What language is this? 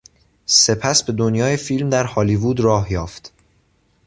Persian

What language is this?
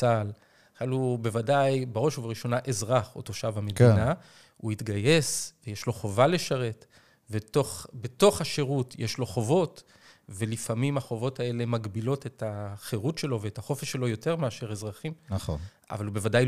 Hebrew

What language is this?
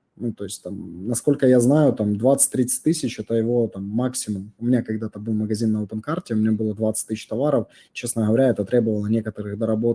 Russian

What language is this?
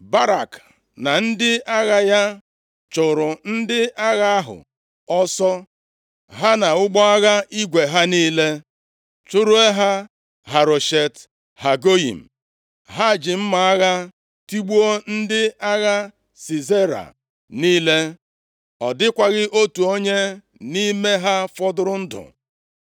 Igbo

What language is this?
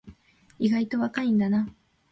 Japanese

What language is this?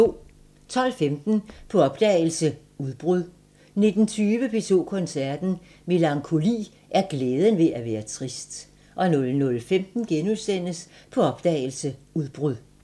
Danish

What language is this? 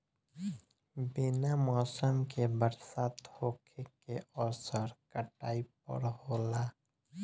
Bhojpuri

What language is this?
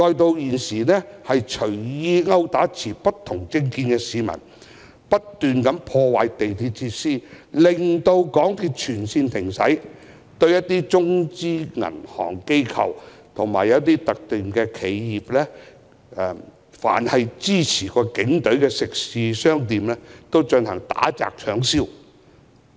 Cantonese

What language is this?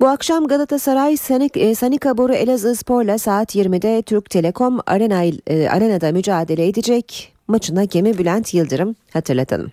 Turkish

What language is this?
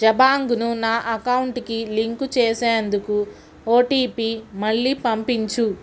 Telugu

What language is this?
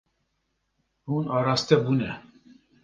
Kurdish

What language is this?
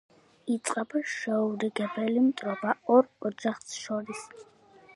Georgian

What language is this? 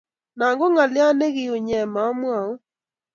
Kalenjin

